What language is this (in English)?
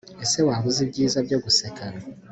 Kinyarwanda